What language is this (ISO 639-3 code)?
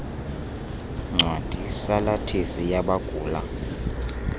xho